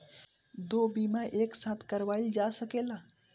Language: Bhojpuri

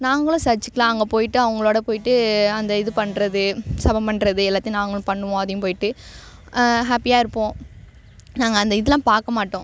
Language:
Tamil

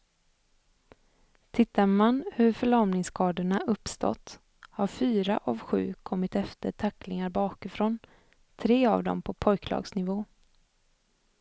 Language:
Swedish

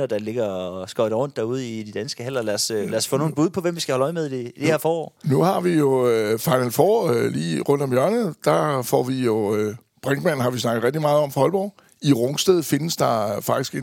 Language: Danish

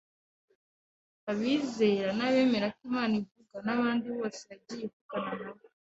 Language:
Kinyarwanda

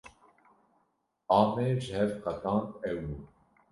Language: Kurdish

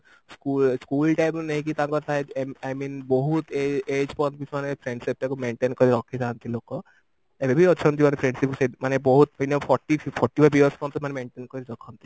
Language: Odia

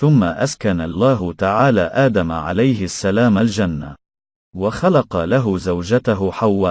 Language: Arabic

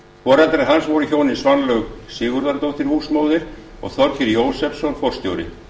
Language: Icelandic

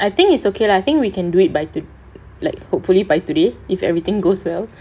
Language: English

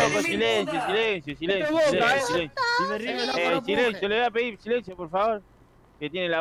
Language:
Spanish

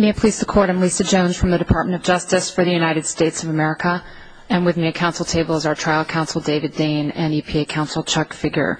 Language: English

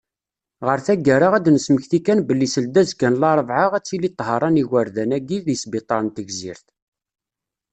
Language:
Kabyle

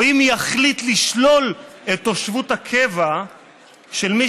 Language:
Hebrew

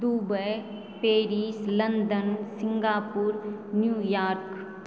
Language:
Maithili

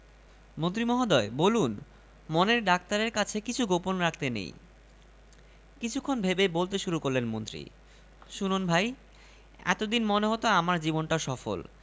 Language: Bangla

